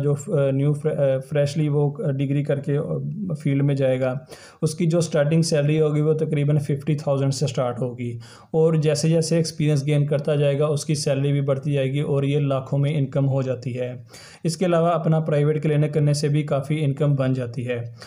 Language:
Hindi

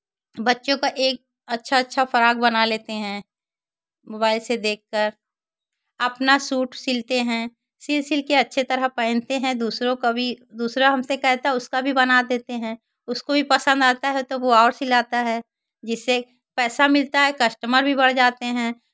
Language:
Hindi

